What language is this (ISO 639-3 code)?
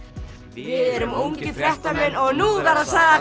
isl